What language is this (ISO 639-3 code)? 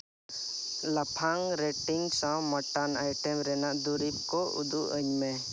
sat